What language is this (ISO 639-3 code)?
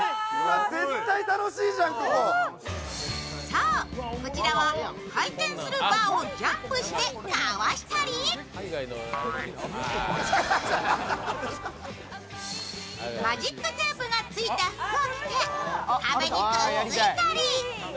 jpn